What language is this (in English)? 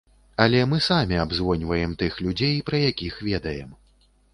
Belarusian